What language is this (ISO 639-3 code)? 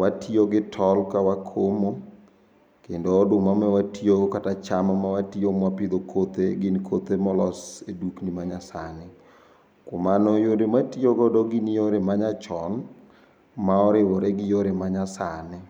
luo